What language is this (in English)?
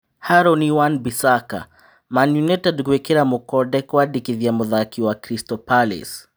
Kikuyu